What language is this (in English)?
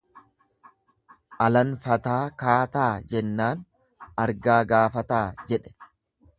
Oromo